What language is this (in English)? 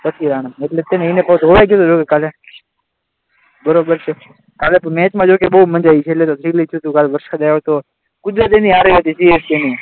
Gujarati